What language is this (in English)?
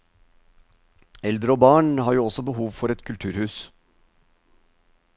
Norwegian